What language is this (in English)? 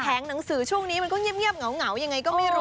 Thai